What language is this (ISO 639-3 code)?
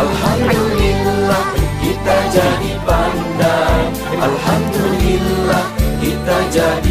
ind